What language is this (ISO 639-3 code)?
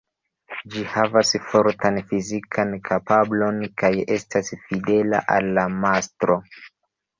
epo